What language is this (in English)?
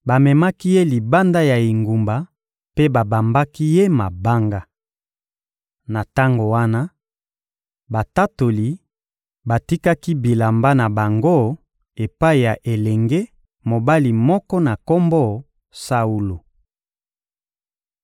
Lingala